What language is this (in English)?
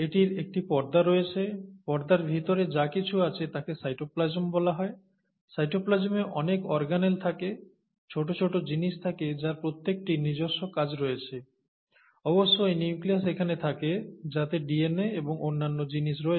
Bangla